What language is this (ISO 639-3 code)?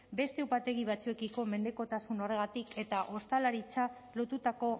eus